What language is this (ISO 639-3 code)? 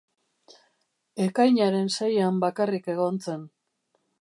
eus